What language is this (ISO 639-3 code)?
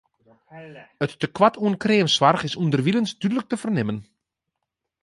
fry